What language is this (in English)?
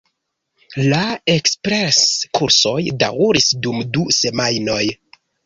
Esperanto